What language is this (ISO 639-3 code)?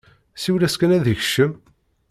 kab